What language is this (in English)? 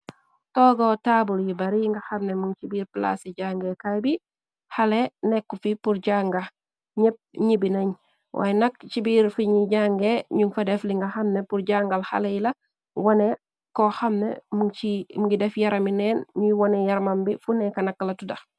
Wolof